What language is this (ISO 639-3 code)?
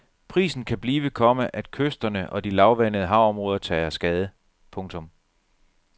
dan